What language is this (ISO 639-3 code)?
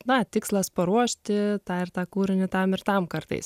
lit